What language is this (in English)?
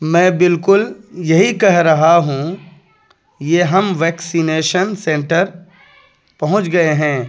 Urdu